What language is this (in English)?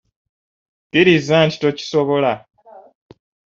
Ganda